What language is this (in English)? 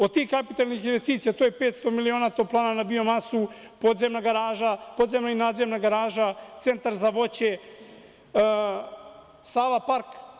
Serbian